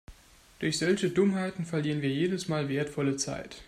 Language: German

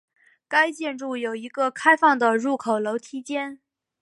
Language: Chinese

